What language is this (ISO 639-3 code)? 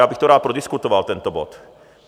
ces